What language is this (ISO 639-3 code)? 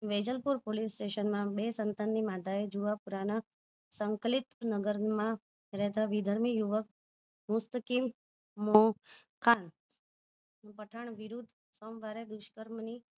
guj